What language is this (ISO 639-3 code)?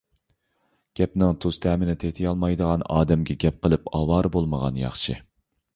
uig